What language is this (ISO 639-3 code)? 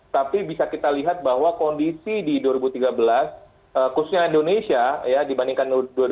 ind